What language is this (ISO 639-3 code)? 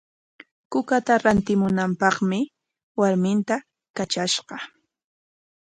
qwa